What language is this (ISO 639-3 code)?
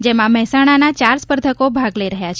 guj